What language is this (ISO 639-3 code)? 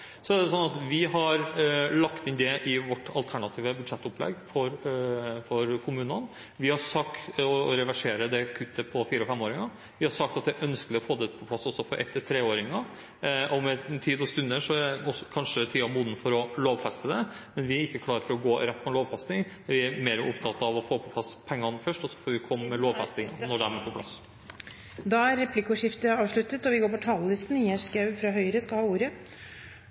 nob